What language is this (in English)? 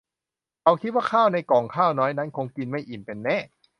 Thai